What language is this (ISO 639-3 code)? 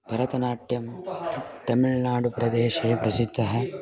san